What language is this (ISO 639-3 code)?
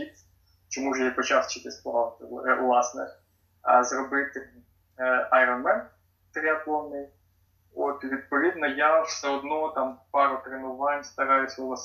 ukr